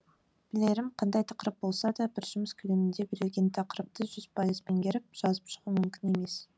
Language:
Kazakh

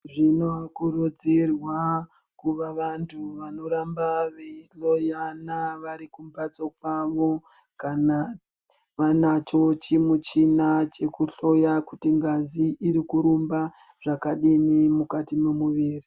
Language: Ndau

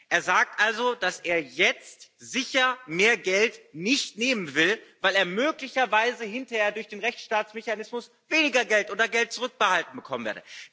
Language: German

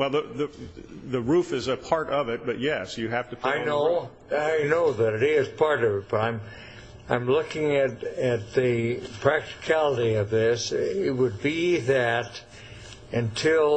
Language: English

